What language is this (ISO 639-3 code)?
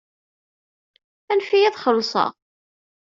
kab